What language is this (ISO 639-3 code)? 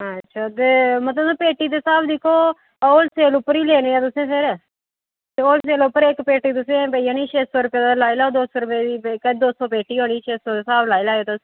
doi